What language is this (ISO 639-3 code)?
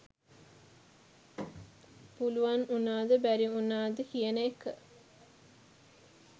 sin